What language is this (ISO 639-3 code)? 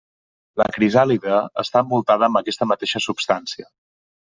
cat